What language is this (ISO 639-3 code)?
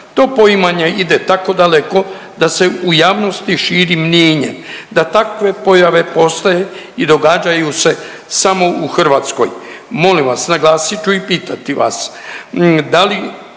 hrv